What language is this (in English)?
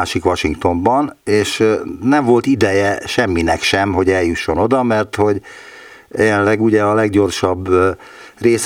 Hungarian